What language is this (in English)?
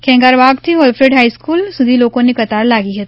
Gujarati